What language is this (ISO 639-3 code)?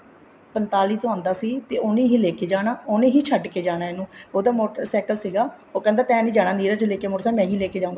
pan